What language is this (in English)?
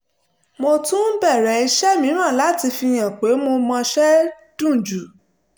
Yoruba